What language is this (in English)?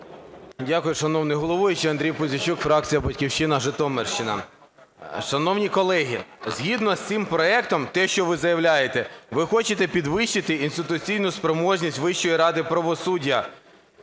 Ukrainian